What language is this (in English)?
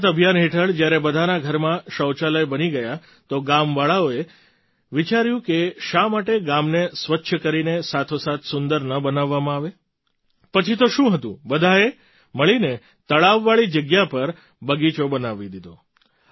Gujarati